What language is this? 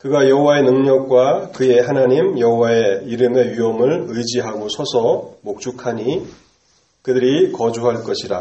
Korean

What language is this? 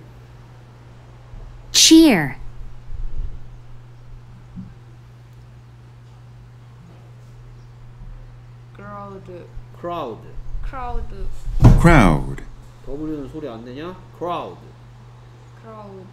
Korean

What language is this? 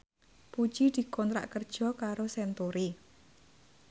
Javanese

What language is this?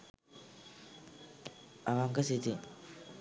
Sinhala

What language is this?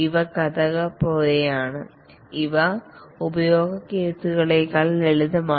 Malayalam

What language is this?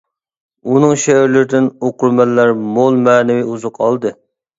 Uyghur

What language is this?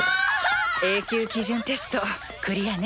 Japanese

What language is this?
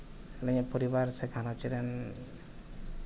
Santali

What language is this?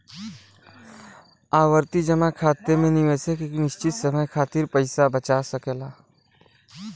Bhojpuri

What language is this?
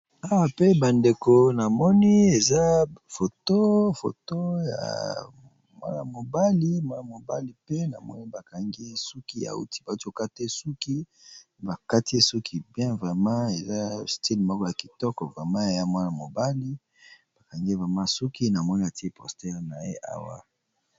Lingala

